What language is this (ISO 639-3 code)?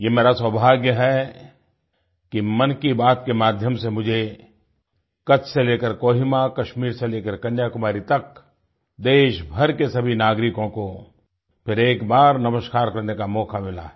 hin